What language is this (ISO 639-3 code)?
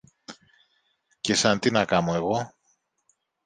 ell